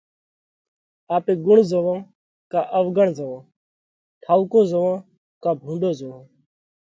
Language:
Parkari Koli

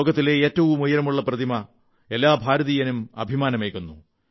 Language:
Malayalam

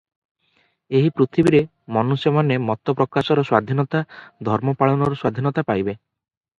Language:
Odia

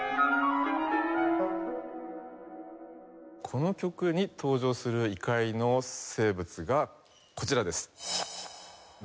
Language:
Japanese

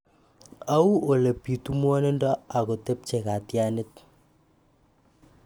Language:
Kalenjin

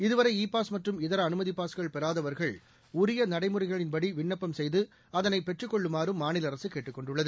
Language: Tamil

